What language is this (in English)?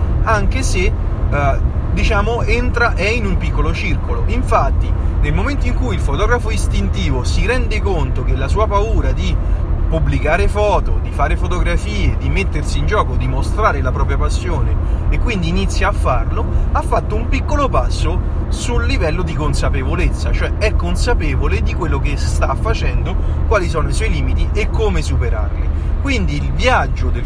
Italian